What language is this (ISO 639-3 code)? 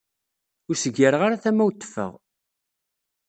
kab